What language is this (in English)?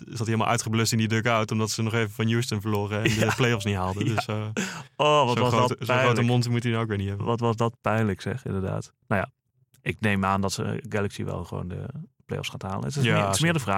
Dutch